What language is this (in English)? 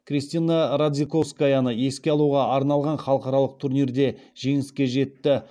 Kazakh